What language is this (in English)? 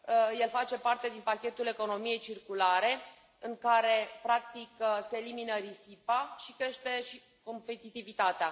Romanian